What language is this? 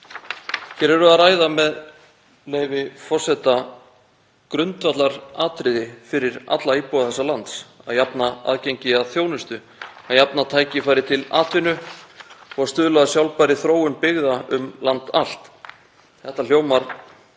Icelandic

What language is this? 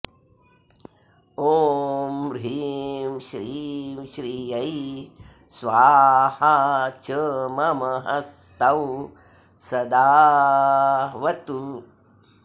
Sanskrit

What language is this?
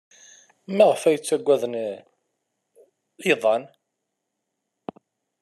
Kabyle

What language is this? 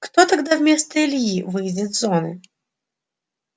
Russian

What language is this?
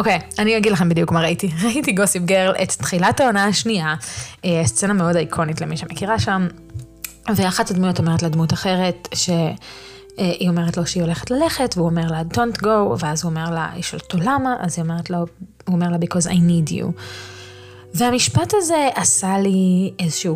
Hebrew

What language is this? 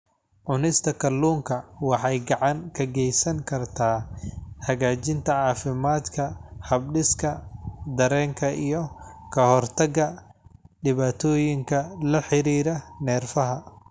Somali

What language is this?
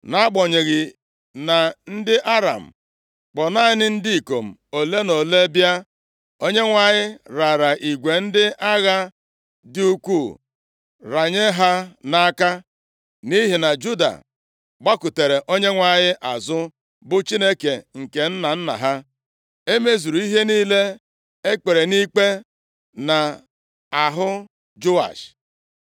Igbo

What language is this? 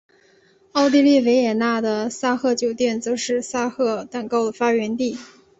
Chinese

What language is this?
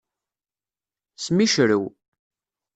Kabyle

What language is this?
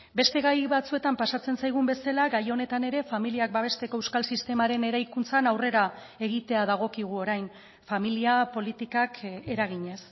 Basque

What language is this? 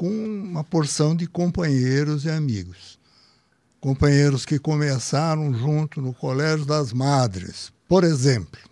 Portuguese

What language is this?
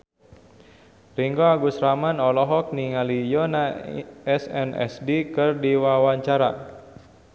Sundanese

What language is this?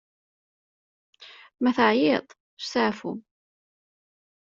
Kabyle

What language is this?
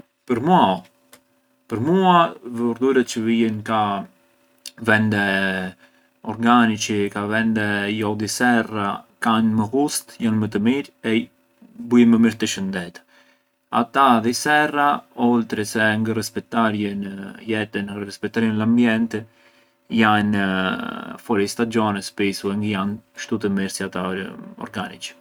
Arbëreshë Albanian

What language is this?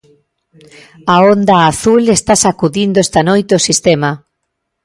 Galician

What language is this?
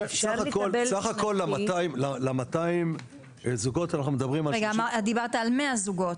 Hebrew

